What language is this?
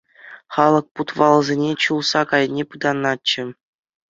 Chuvash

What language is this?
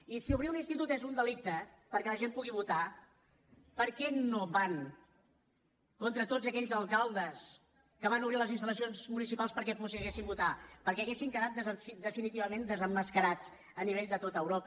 Catalan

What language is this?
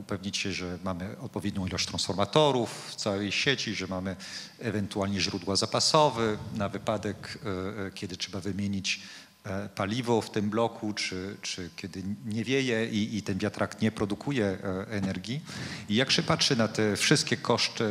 Polish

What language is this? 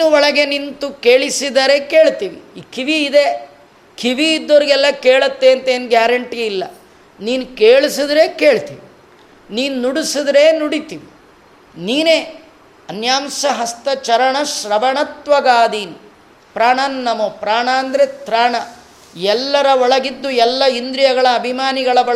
Kannada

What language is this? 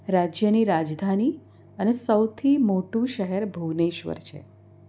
Gujarati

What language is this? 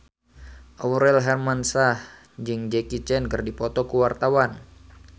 Sundanese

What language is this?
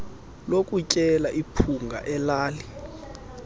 Xhosa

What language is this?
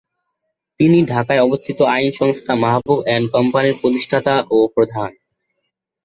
Bangla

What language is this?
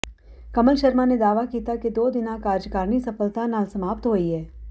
Punjabi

